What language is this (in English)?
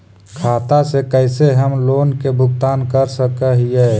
Magahi